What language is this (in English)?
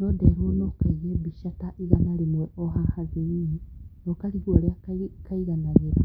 Kikuyu